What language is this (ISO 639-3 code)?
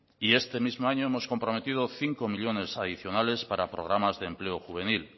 spa